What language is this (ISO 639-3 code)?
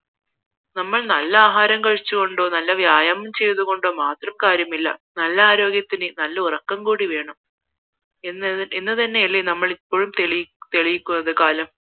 mal